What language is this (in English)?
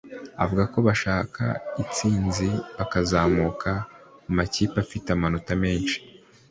Kinyarwanda